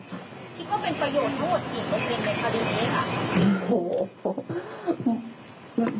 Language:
Thai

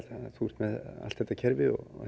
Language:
Icelandic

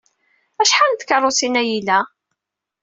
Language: Kabyle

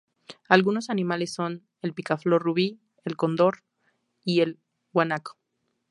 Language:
Spanish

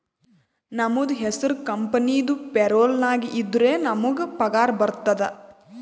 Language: Kannada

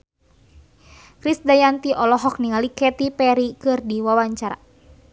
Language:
Sundanese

